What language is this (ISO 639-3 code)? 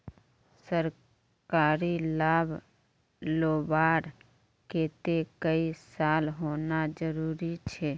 mag